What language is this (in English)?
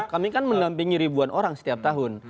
Indonesian